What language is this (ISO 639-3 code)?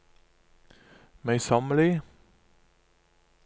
nor